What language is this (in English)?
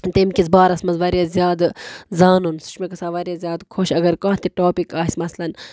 Kashmiri